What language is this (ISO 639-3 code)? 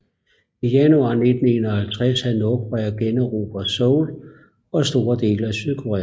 dan